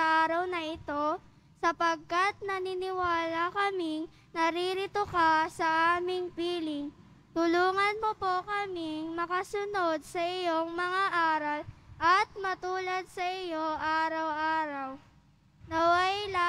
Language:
Filipino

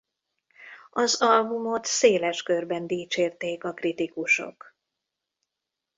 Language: Hungarian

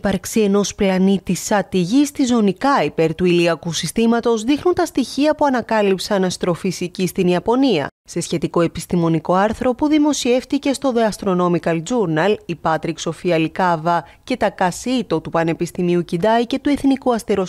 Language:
Greek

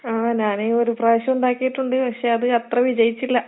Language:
Malayalam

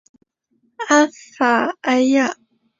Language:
Chinese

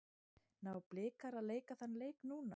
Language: Icelandic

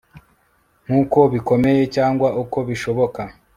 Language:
Kinyarwanda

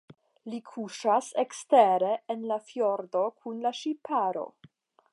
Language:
Esperanto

